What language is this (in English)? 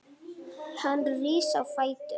Icelandic